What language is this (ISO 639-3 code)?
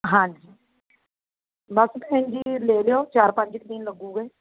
pan